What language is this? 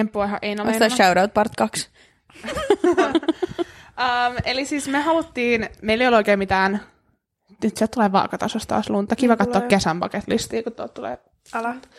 Finnish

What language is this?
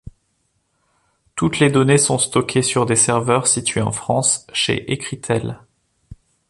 French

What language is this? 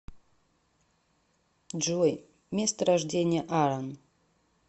Russian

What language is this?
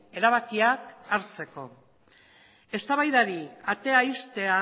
Basque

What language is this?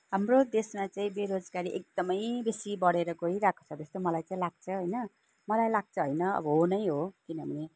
Nepali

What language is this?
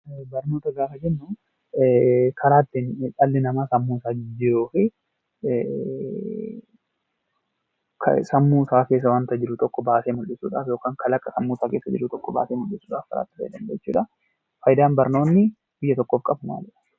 Oromo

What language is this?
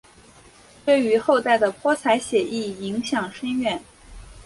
Chinese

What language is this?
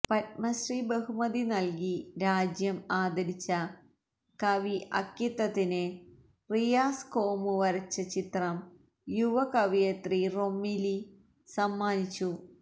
Malayalam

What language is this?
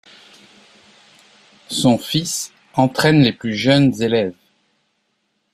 French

